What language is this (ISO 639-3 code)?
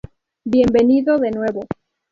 spa